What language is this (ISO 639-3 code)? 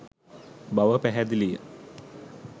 sin